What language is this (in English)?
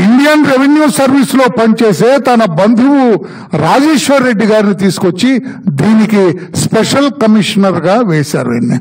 Telugu